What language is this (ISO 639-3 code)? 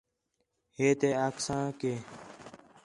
xhe